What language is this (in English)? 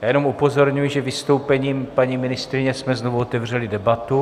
Czech